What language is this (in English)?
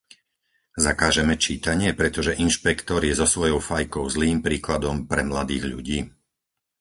Slovak